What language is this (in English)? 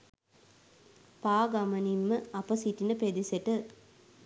Sinhala